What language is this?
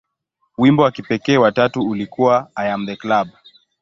Swahili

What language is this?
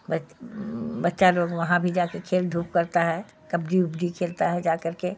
Urdu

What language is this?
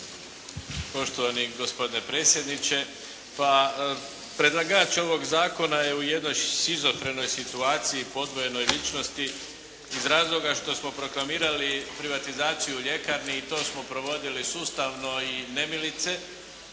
Croatian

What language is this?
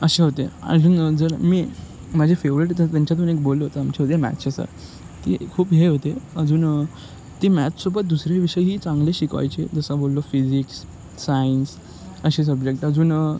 Marathi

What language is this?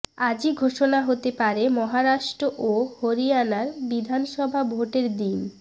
Bangla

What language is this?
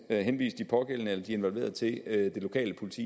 Danish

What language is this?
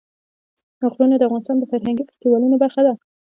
Pashto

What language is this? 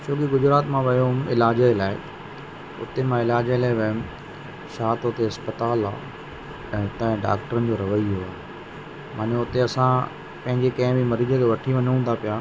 Sindhi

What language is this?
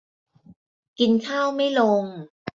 Thai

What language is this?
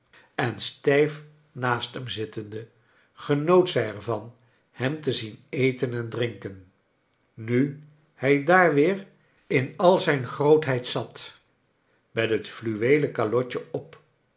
Dutch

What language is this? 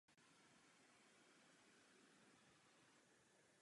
Czech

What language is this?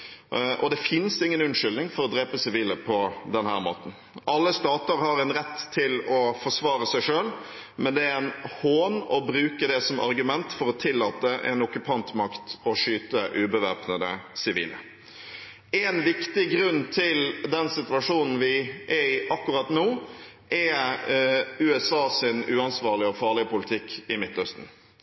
Norwegian Bokmål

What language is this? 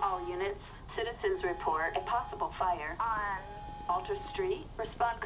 Dutch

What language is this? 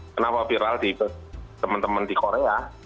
Indonesian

